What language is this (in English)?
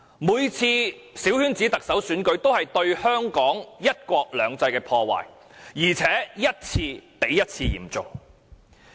Cantonese